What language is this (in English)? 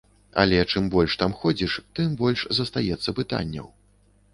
Belarusian